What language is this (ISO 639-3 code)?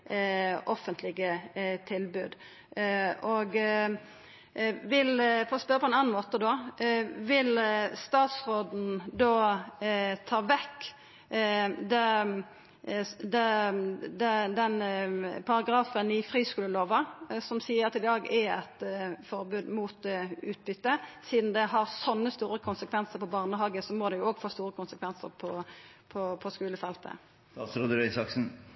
nor